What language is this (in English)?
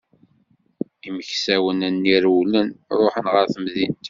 Kabyle